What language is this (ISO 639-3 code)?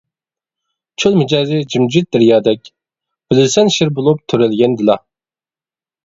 uig